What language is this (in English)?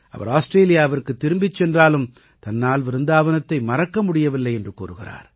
Tamil